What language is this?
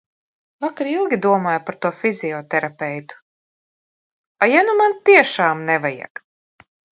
Latvian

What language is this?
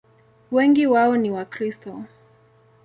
Swahili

